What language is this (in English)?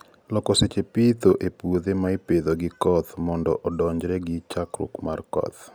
Luo (Kenya and Tanzania)